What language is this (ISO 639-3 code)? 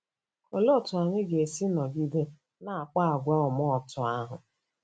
ibo